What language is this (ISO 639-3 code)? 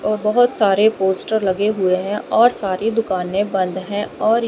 hin